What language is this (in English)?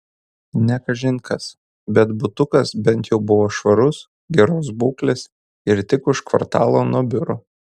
Lithuanian